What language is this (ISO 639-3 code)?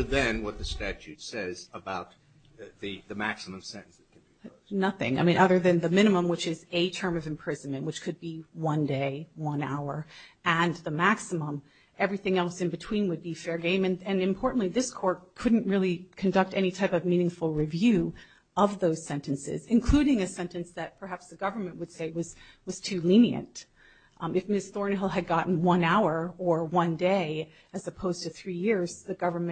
eng